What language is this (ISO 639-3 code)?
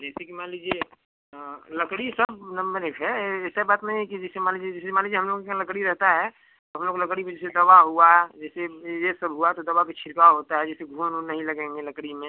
hin